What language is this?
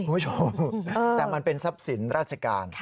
Thai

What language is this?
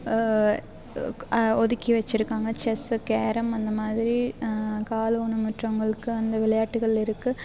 Tamil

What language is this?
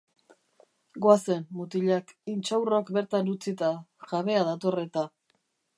Basque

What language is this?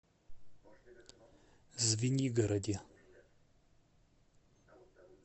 Russian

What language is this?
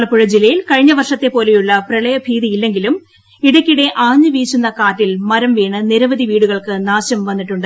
Malayalam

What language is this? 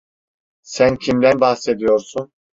Turkish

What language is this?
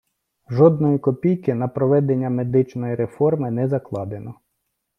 Ukrainian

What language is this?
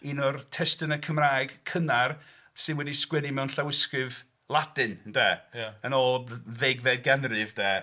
Welsh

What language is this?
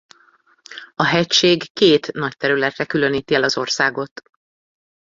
Hungarian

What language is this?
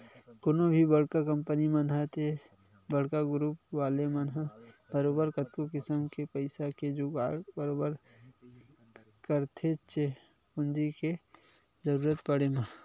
Chhattisgarhi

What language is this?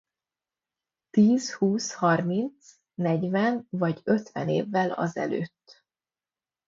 Hungarian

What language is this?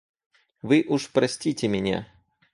Russian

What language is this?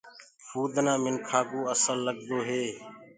Gurgula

